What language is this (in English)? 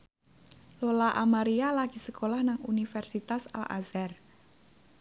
Javanese